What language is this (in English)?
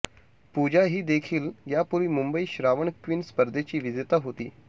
Marathi